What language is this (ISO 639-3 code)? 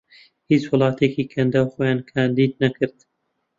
ckb